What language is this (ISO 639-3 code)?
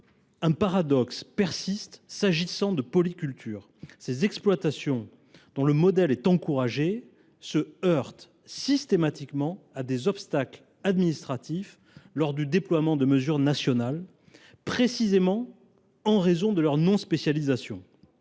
fra